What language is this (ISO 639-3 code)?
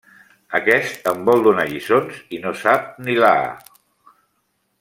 cat